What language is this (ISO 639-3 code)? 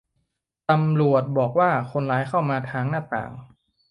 tha